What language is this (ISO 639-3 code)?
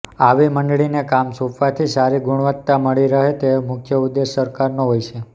guj